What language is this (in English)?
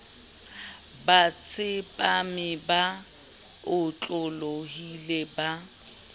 Southern Sotho